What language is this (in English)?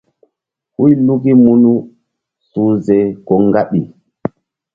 Mbum